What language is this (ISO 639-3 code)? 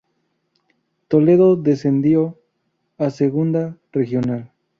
spa